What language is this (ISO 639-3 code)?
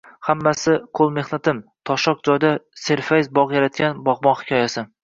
uzb